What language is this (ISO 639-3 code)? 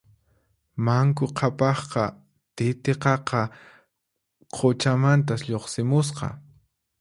qxp